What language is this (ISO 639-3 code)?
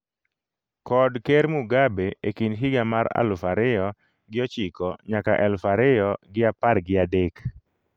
luo